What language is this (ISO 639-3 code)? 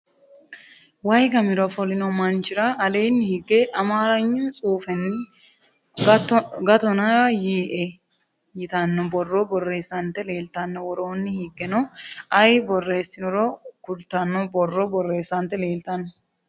sid